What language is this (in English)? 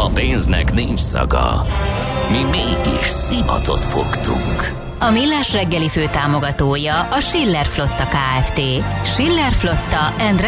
Hungarian